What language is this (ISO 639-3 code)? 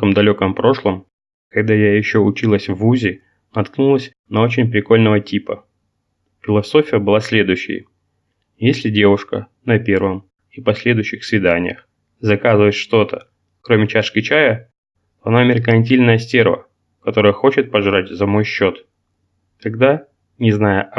rus